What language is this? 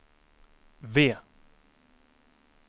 Swedish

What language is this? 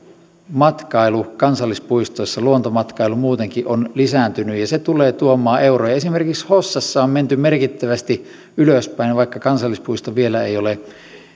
Finnish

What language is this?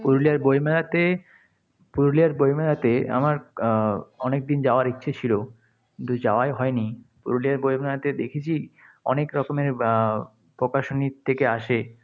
Bangla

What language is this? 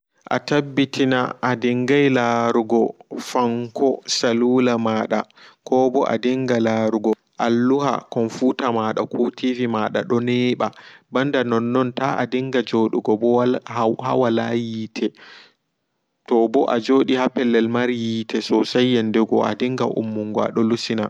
Fula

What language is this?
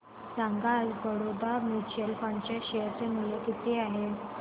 Marathi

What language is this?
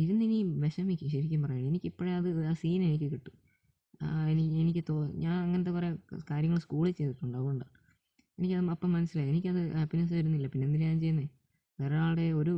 Malayalam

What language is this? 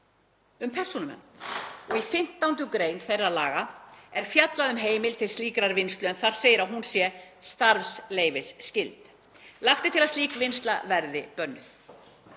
Icelandic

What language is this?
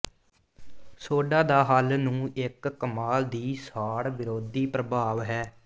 Punjabi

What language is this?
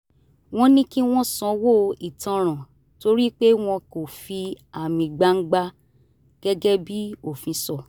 Yoruba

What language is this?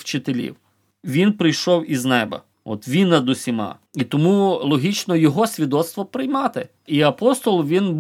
Ukrainian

